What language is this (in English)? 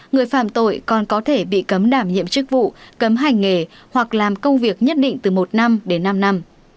Vietnamese